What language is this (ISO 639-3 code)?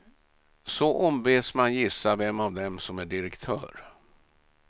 swe